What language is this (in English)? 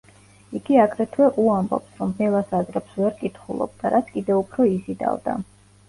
Georgian